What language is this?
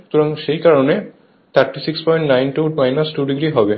Bangla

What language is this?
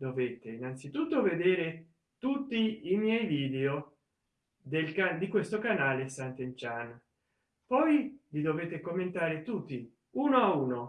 Italian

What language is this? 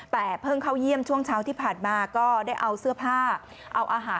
Thai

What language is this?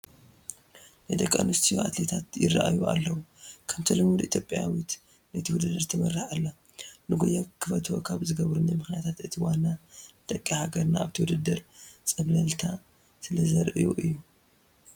Tigrinya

